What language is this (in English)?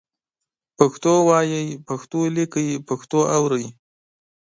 Pashto